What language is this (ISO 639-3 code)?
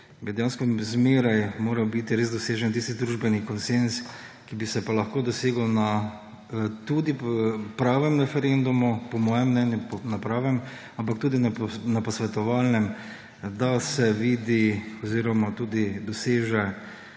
slv